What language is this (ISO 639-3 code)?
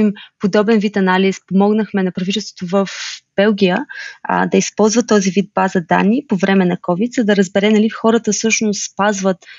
bul